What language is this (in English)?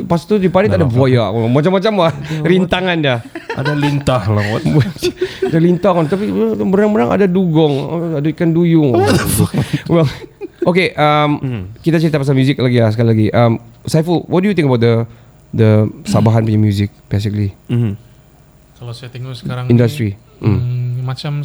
Malay